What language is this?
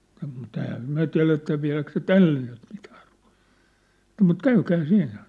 Finnish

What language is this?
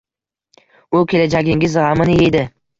Uzbek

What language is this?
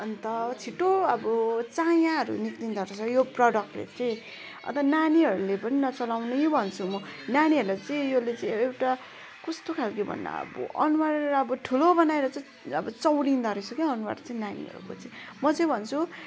Nepali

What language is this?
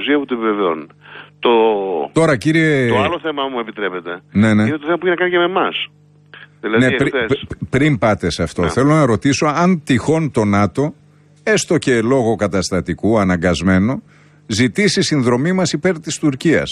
Greek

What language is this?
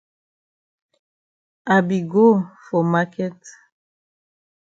Cameroon Pidgin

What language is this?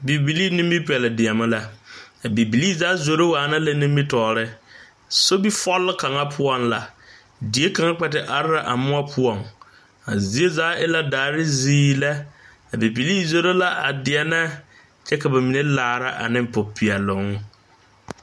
Southern Dagaare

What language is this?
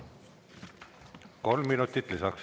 Estonian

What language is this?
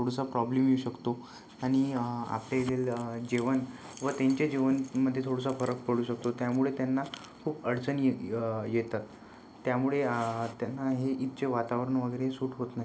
Marathi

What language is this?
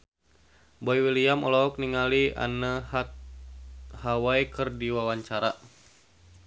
Sundanese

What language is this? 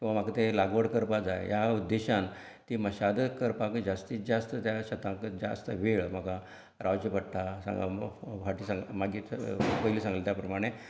Konkani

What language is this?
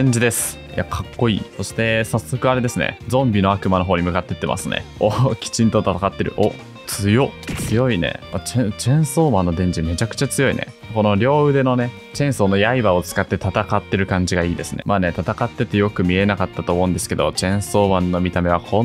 Japanese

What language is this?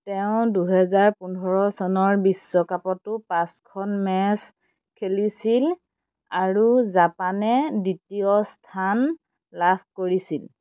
Assamese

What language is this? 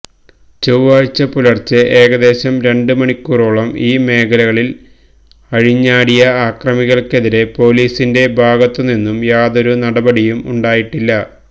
Malayalam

